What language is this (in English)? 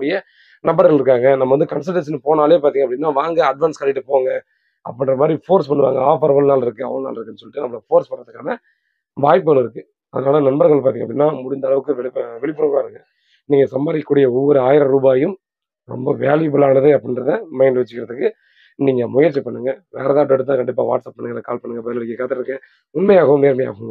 Thai